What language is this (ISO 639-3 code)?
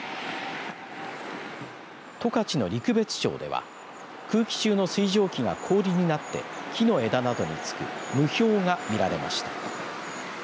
jpn